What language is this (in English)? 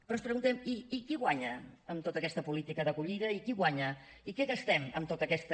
Catalan